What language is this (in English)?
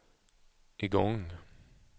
Swedish